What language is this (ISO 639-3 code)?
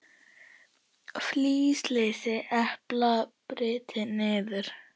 isl